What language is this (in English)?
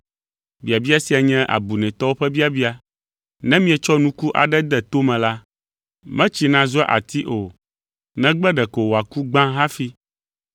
Ewe